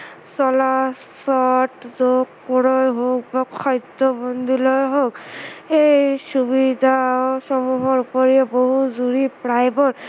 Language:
Assamese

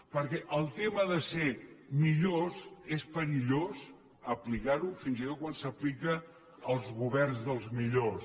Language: Catalan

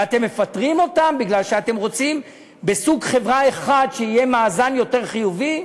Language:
Hebrew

